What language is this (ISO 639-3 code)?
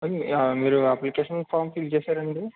tel